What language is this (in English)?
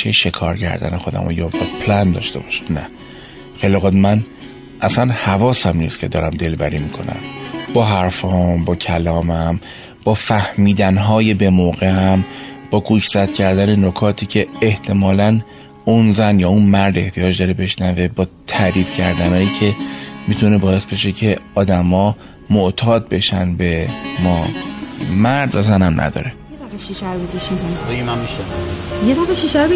Persian